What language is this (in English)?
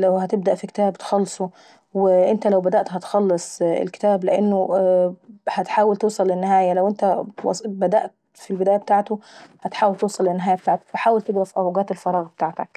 Saidi Arabic